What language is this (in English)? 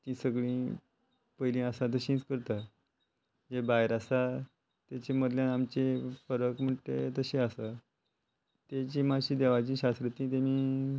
Konkani